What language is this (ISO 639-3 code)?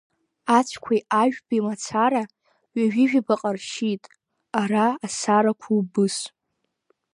abk